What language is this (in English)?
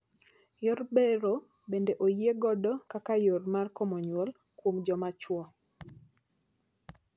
Luo (Kenya and Tanzania)